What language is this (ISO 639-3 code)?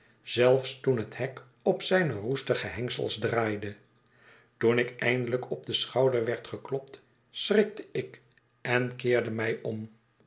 nld